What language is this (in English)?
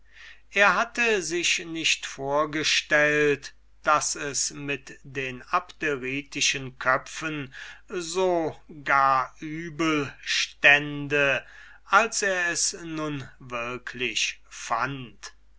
German